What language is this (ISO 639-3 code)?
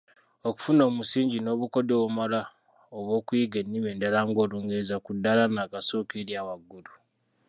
lug